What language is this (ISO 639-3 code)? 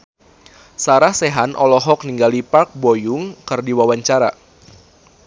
sun